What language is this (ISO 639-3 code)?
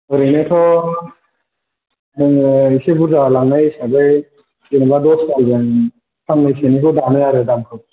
brx